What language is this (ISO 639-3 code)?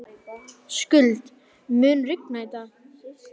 isl